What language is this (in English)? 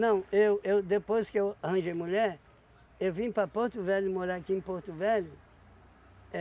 Portuguese